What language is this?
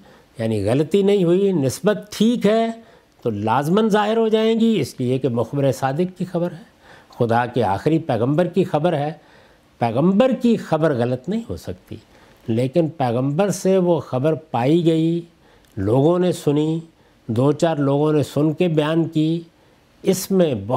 Urdu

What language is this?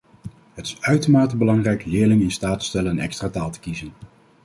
Dutch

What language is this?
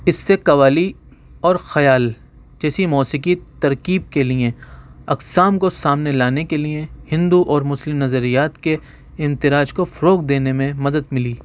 Urdu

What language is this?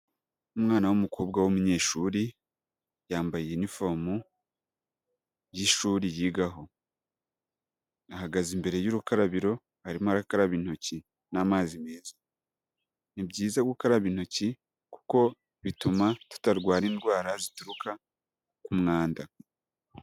Kinyarwanda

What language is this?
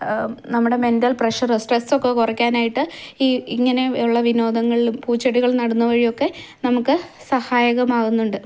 Malayalam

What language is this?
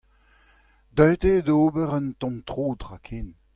Breton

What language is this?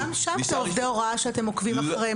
Hebrew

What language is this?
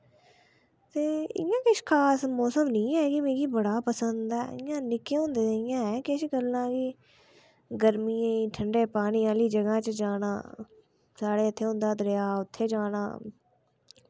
Dogri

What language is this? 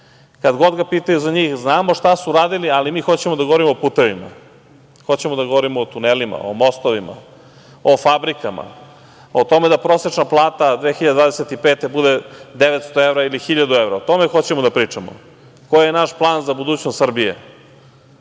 Serbian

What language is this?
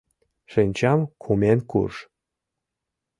Mari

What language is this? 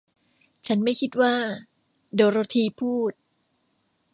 Thai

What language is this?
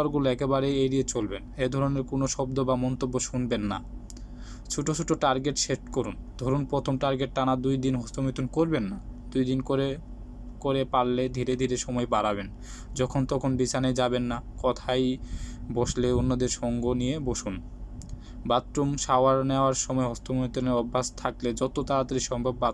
Bangla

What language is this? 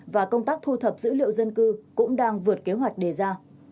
Vietnamese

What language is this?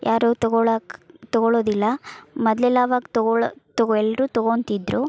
Kannada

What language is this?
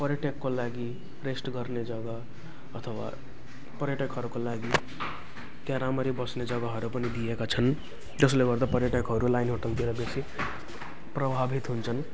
Nepali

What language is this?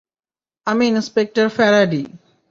Bangla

